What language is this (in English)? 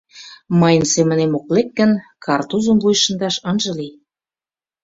Mari